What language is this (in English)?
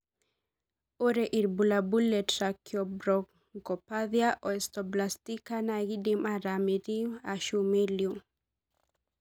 Masai